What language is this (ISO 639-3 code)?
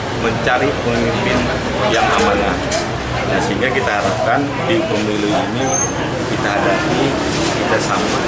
ind